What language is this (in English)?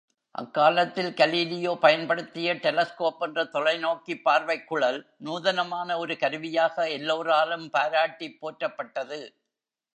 Tamil